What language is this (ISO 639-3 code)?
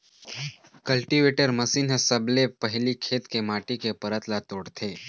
hne